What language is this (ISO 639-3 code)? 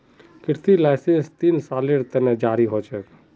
mag